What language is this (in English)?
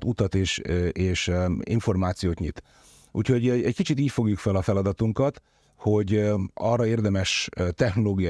Hungarian